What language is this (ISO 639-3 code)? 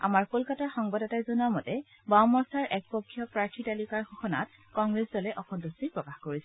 asm